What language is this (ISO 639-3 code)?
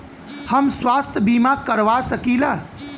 bho